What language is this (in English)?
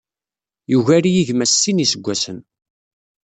Kabyle